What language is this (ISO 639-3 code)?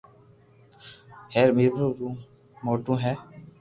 lrk